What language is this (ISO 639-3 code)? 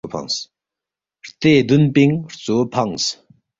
bft